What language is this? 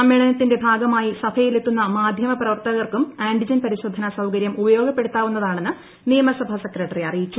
Malayalam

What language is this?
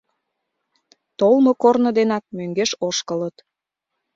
Mari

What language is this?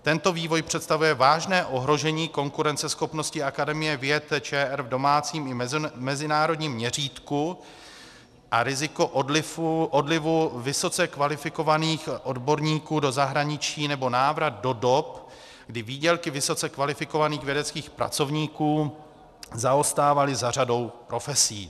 Czech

